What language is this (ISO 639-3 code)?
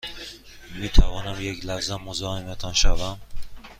fas